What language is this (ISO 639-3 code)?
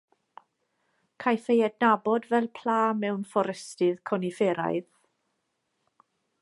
cym